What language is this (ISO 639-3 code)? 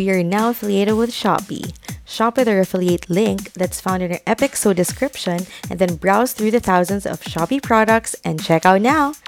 fil